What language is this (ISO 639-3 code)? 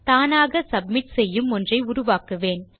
tam